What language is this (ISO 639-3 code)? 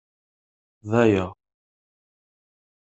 kab